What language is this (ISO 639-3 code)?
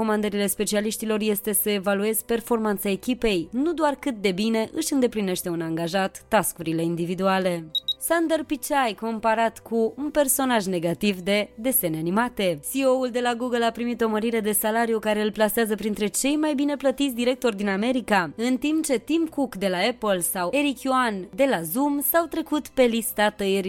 ron